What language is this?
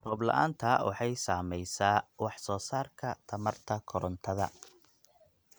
Somali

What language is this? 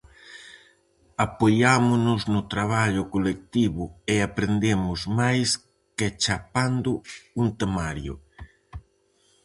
Galician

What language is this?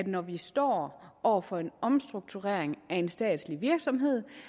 Danish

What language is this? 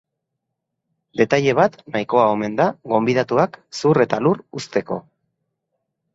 Basque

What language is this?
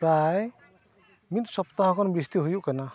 Santali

